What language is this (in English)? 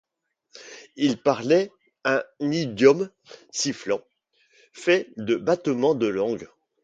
French